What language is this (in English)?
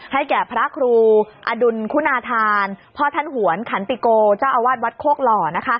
Thai